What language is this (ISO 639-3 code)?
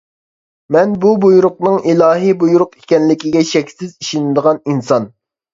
uig